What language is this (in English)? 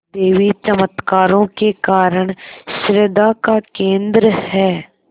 Hindi